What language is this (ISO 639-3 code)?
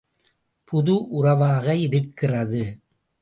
tam